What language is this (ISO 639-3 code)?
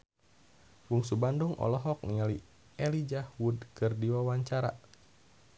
sun